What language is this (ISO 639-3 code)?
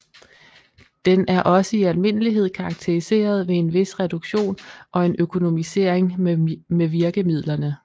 dan